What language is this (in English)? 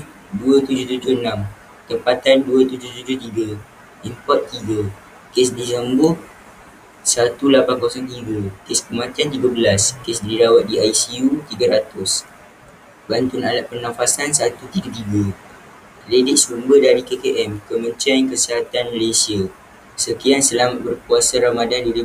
Malay